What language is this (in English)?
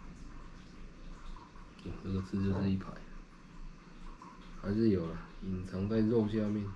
Chinese